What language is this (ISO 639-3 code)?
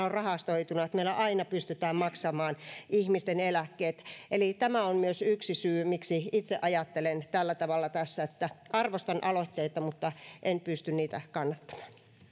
fin